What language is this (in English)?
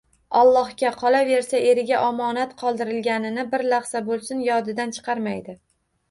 Uzbek